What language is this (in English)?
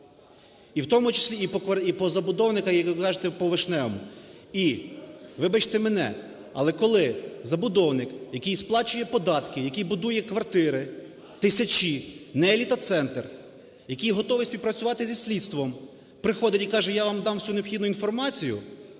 Ukrainian